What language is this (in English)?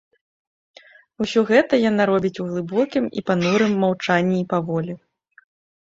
Belarusian